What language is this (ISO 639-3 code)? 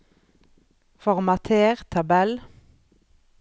nor